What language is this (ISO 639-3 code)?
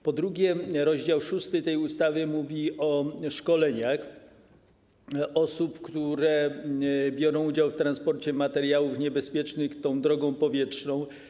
pol